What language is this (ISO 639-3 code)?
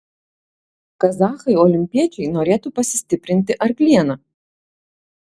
lit